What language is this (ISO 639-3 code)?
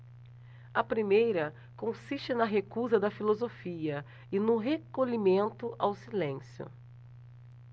por